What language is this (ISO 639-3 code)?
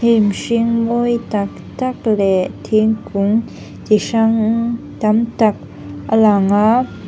lus